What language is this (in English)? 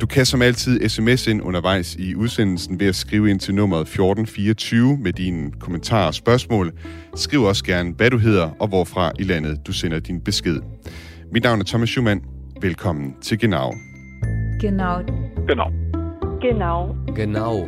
Danish